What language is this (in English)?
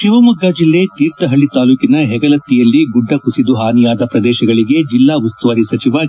Kannada